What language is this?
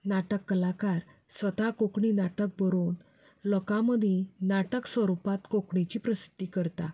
Konkani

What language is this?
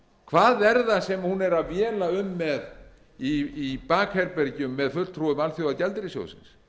Icelandic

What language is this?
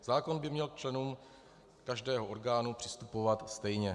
Czech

